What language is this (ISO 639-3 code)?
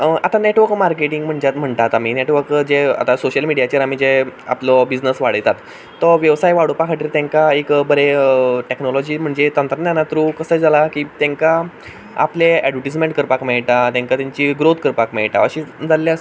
kok